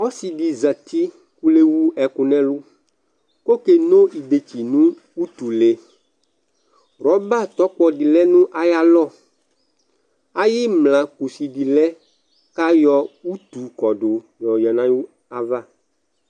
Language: Ikposo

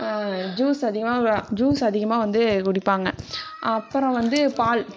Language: Tamil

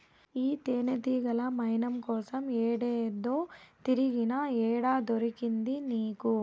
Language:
Telugu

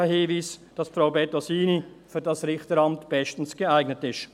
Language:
Swiss German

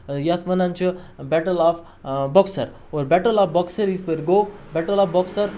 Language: Kashmiri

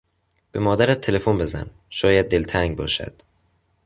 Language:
Persian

